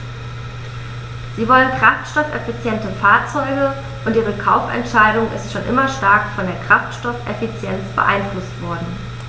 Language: German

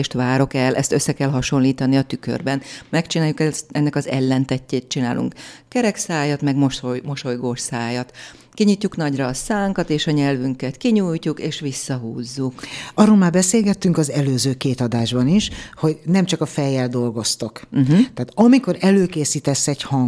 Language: Hungarian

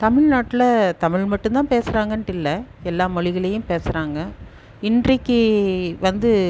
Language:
Tamil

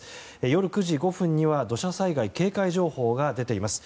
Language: Japanese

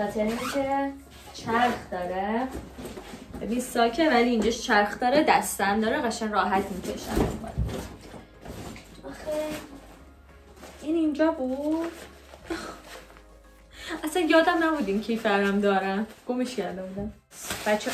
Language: Persian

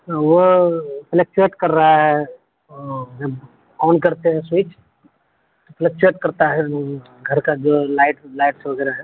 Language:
Urdu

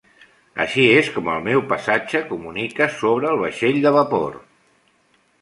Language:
Catalan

